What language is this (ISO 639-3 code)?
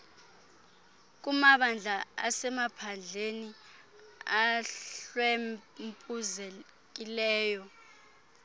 xho